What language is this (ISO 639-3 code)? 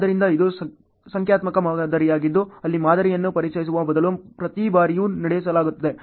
kan